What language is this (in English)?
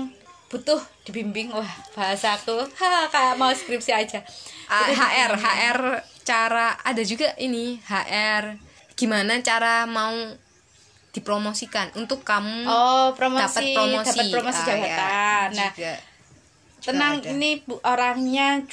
Indonesian